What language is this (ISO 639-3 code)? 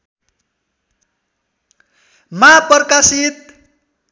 nep